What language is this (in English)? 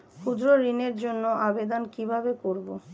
Bangla